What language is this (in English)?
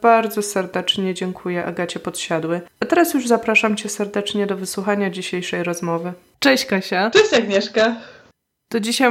Polish